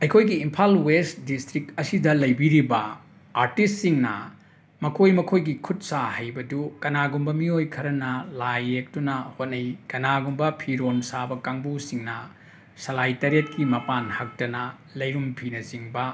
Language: Manipuri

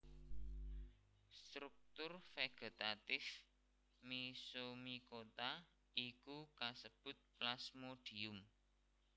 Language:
Javanese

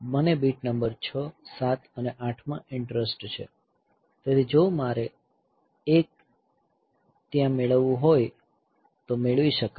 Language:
Gujarati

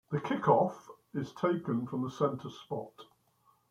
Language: English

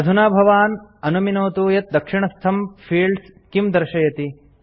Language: Sanskrit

